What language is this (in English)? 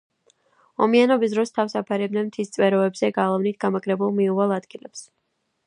Georgian